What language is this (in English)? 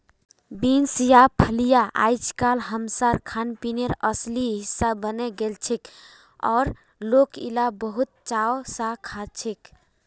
Magahi